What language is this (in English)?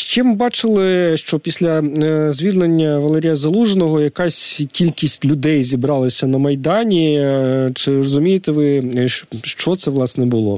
Ukrainian